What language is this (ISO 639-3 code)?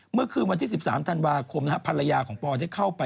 tha